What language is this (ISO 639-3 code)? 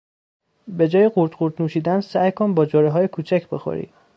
fas